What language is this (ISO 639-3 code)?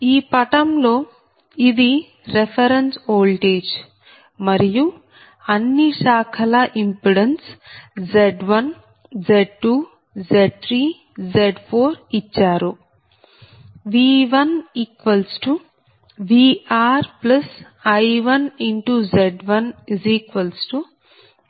tel